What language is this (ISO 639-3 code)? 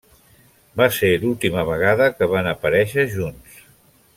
cat